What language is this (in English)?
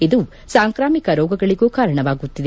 Kannada